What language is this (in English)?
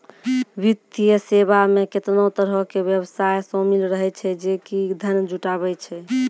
Maithili